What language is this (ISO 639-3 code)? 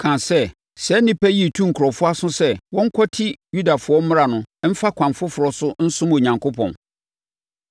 aka